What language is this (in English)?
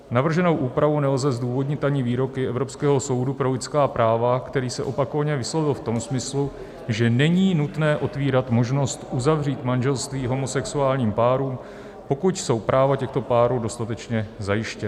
Czech